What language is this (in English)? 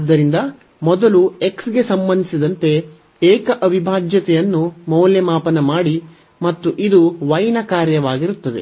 Kannada